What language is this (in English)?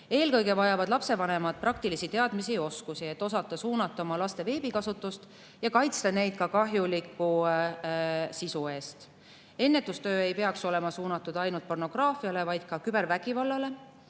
Estonian